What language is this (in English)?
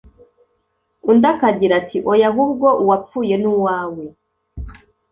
Kinyarwanda